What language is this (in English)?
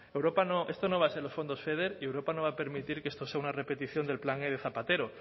Spanish